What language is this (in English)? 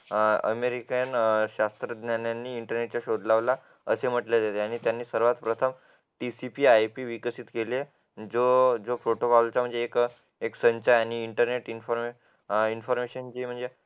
Marathi